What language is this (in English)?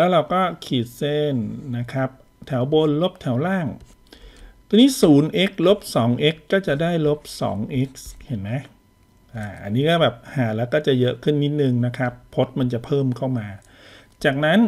Thai